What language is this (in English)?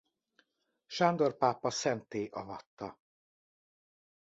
Hungarian